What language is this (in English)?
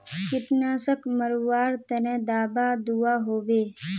Magahi